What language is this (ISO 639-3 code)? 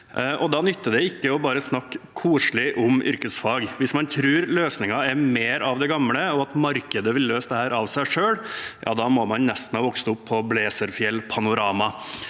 nor